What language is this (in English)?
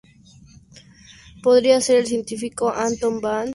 Spanish